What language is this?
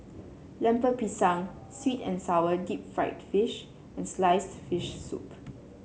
English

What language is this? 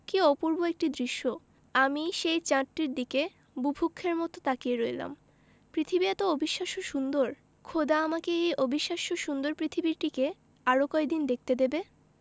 Bangla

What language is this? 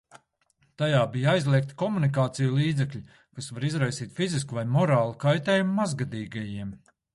Latvian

